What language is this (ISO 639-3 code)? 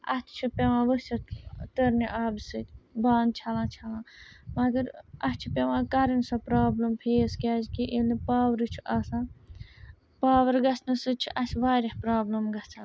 kas